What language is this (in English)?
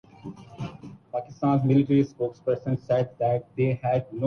Urdu